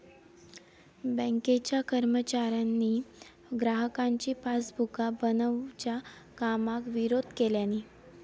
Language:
Marathi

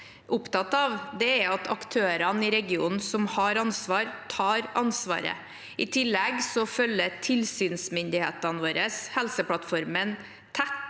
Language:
Norwegian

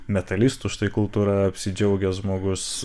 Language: Lithuanian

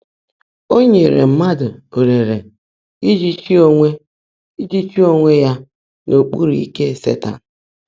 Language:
Igbo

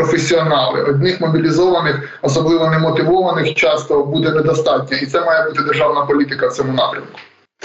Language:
Ukrainian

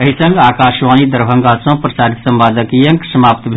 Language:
Maithili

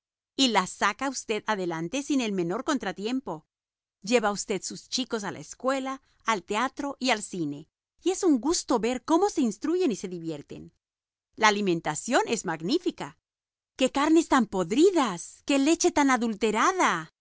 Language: Spanish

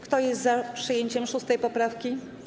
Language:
Polish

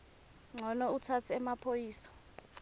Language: Swati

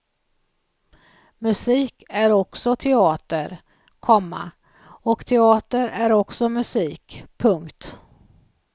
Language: Swedish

